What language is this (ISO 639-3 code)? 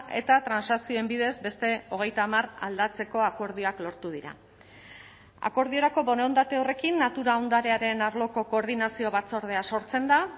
eus